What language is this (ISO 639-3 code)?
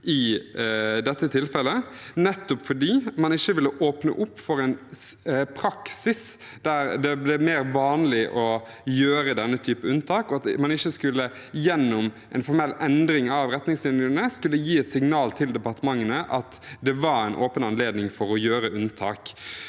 nor